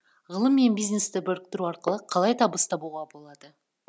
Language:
Kazakh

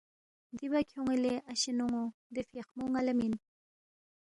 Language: Balti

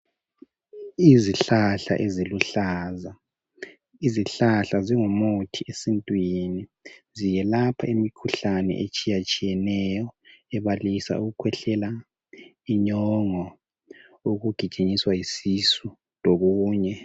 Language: North Ndebele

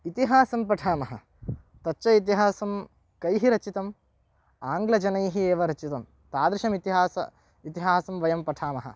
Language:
Sanskrit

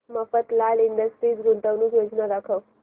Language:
Marathi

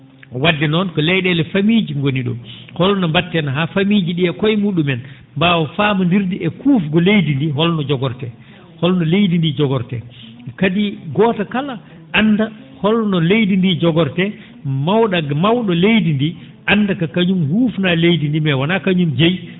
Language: Fula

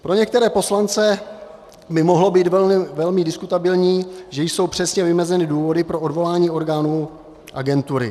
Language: Czech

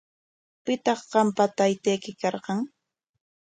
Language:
Corongo Ancash Quechua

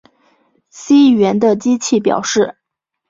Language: Chinese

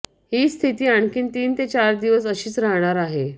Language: Marathi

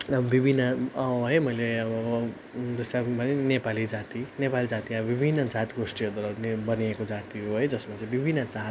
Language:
Nepali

